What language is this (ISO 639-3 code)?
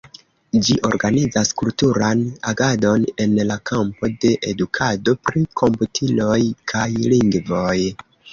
epo